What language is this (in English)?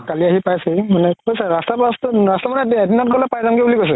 Assamese